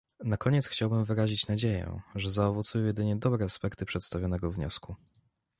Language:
Polish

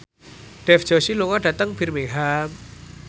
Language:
Javanese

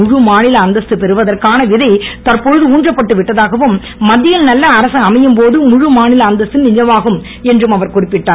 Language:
Tamil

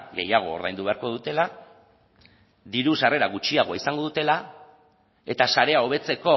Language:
Basque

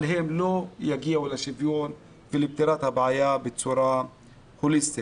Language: Hebrew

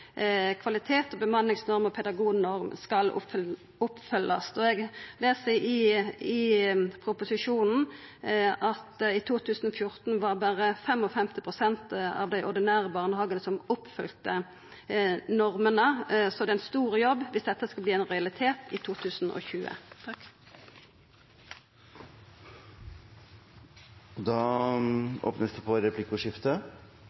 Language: Norwegian Nynorsk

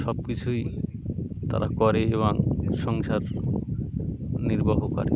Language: Bangla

